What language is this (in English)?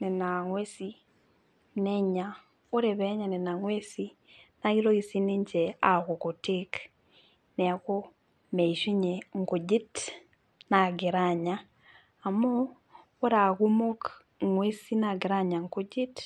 Masai